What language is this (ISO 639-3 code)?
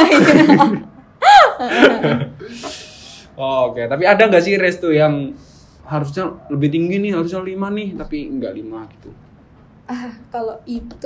ind